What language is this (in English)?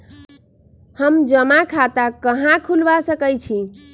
Magahi